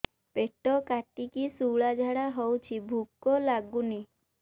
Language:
Odia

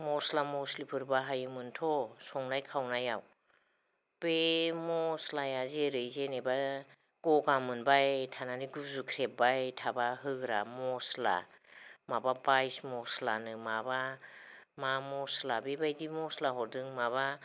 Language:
Bodo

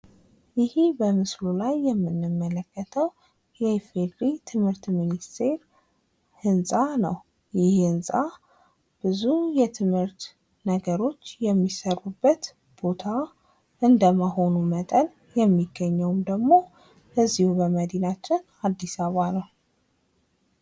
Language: Amharic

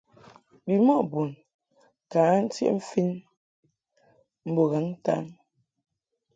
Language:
Mungaka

